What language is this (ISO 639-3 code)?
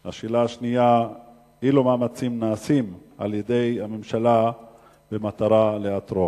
heb